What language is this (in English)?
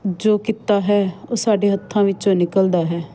Punjabi